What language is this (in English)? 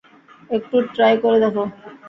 Bangla